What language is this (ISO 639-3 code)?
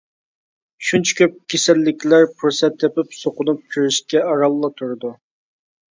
uig